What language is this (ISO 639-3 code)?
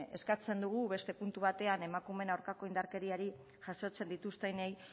eus